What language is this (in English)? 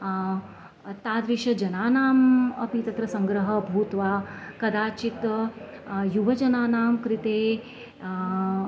Sanskrit